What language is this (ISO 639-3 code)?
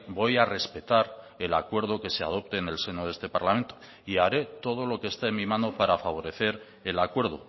spa